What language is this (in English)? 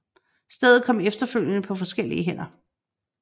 Danish